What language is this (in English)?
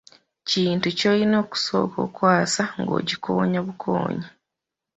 Ganda